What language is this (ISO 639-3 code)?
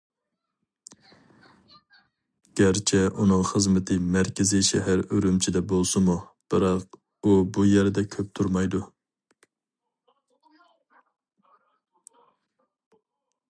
uig